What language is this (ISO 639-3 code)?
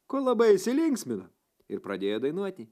lit